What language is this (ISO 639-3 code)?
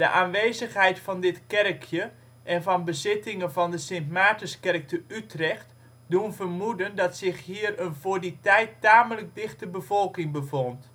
nld